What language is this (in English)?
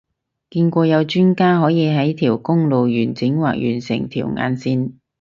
Cantonese